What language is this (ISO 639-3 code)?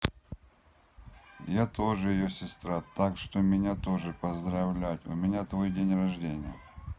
rus